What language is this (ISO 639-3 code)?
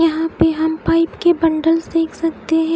hin